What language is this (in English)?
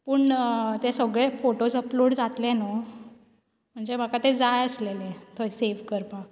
Konkani